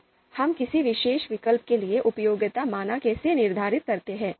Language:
Hindi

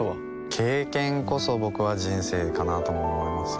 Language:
Japanese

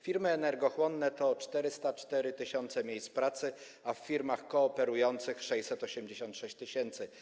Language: Polish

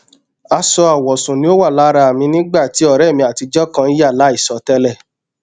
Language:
Yoruba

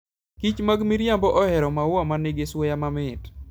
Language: Luo (Kenya and Tanzania)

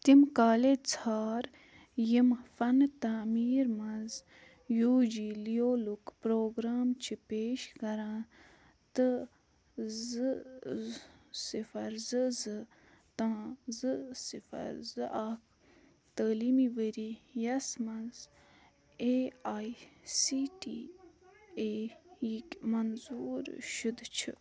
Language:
Kashmiri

